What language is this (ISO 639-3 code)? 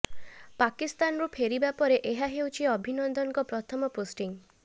ori